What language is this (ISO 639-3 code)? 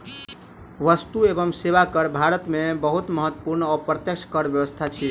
mai